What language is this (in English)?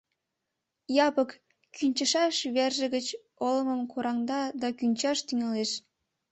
Mari